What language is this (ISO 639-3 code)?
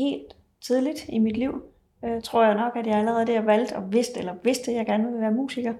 dan